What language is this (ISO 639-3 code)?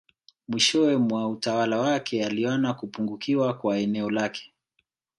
swa